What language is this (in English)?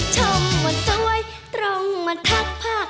Thai